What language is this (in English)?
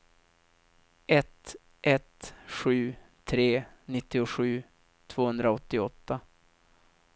Swedish